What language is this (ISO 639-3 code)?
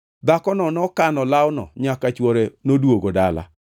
luo